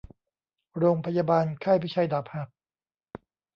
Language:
Thai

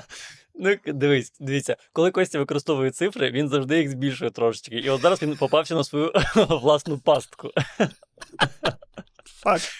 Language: Ukrainian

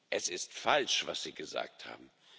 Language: German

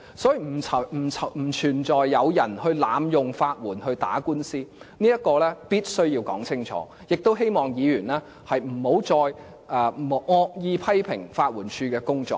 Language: Cantonese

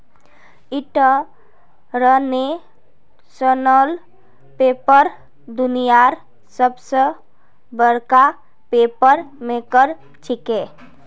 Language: Magahi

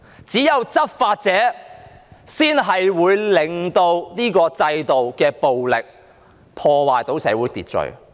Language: Cantonese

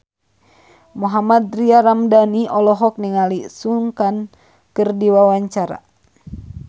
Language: Sundanese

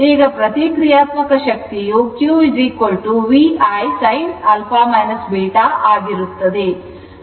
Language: Kannada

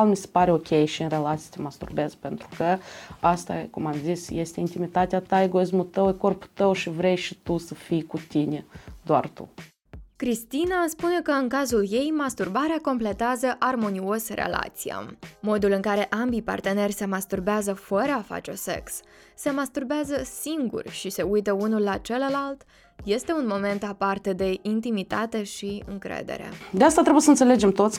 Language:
Romanian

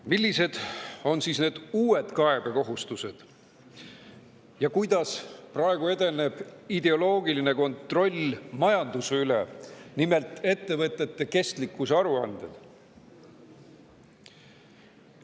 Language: Estonian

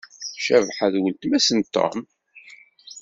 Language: Kabyle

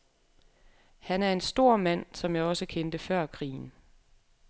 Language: Danish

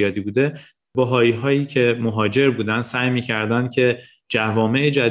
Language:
Persian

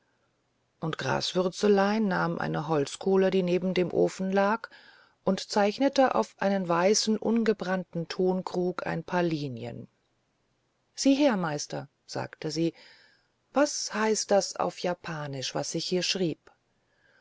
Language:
German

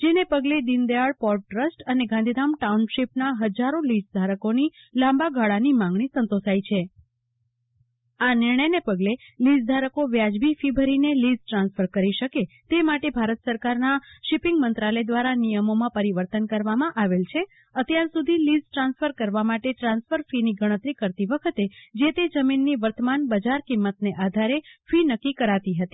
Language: Gujarati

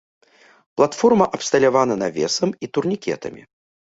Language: Belarusian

